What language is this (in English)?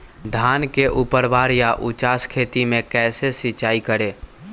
Magahi